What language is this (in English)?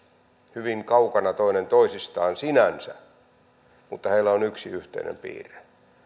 Finnish